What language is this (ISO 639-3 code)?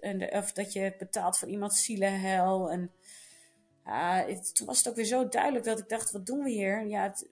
nld